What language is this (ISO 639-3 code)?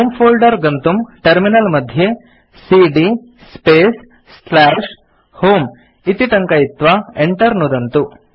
san